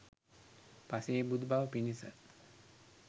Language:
Sinhala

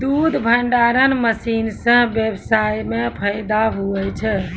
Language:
Maithili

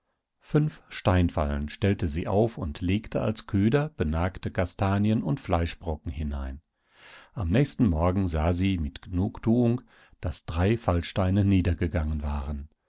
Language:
German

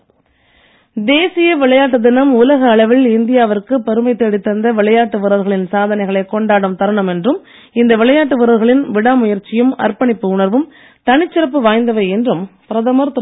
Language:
Tamil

